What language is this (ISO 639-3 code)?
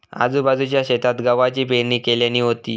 mar